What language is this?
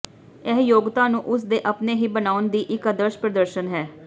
Punjabi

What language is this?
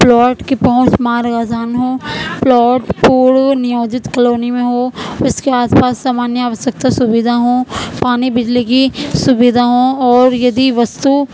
Urdu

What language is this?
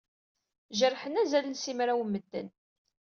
Kabyle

